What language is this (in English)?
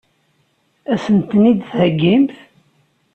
Kabyle